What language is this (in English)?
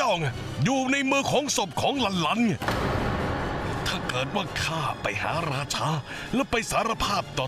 Thai